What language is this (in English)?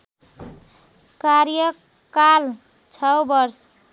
Nepali